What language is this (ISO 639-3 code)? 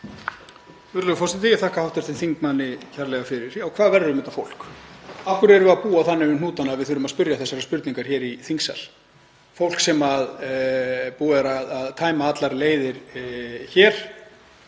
isl